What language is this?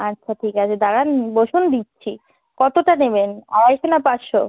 Bangla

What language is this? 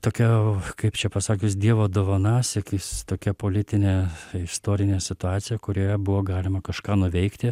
Lithuanian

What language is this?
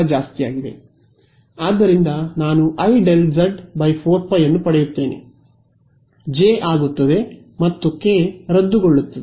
Kannada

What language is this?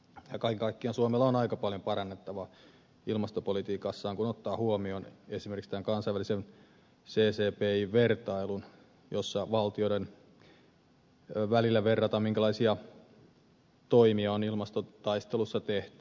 Finnish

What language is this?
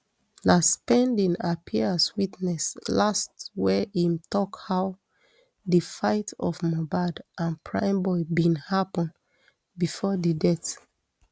Nigerian Pidgin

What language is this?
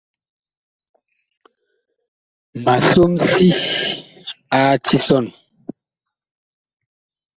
Bakoko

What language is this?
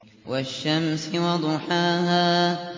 Arabic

